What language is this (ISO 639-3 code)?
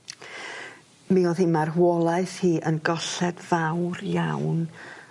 cym